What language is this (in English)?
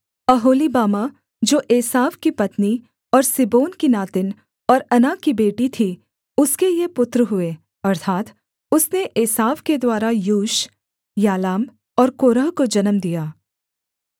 Hindi